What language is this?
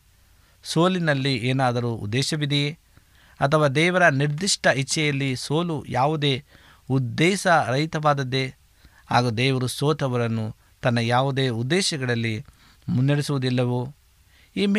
Kannada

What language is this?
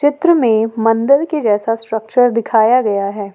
Hindi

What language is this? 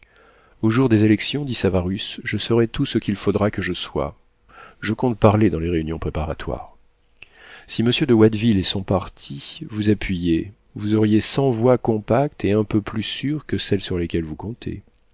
French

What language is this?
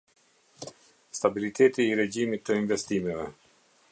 Albanian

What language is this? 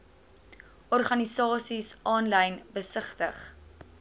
Afrikaans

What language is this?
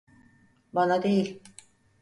Turkish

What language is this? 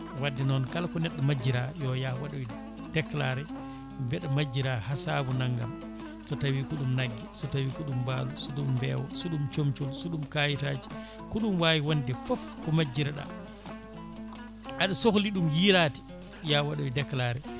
Fula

